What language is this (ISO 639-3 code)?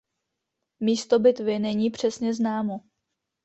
ces